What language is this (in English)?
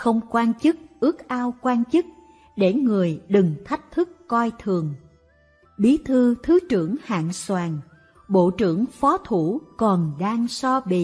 Vietnamese